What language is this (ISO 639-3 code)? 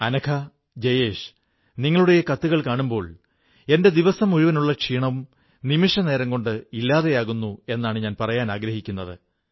mal